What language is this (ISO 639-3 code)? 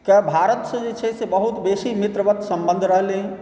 mai